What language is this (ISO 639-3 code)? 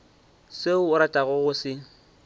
nso